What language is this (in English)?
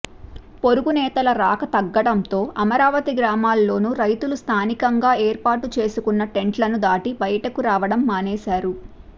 Telugu